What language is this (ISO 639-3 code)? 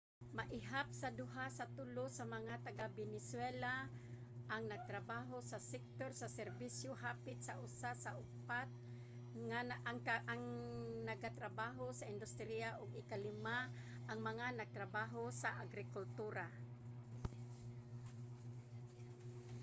ceb